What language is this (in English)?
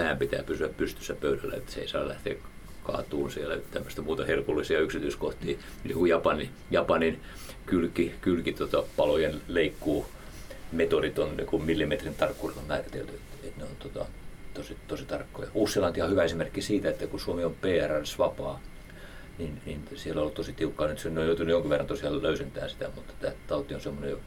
Finnish